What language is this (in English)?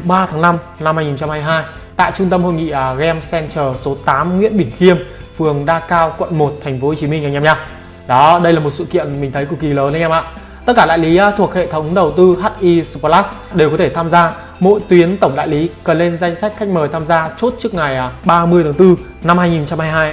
Vietnamese